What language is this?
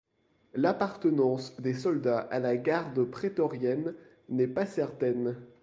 French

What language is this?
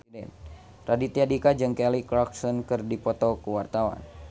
Sundanese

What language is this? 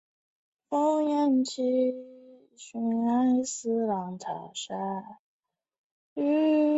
Chinese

